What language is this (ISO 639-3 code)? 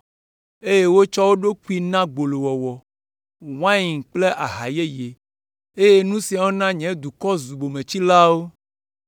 ewe